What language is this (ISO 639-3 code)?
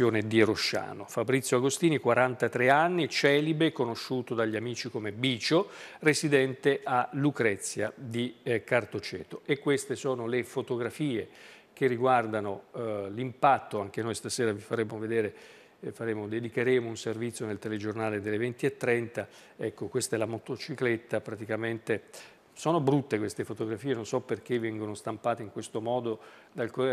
ita